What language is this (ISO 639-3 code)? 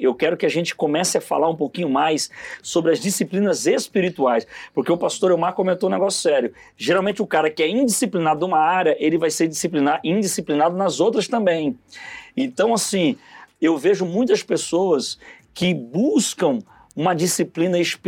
por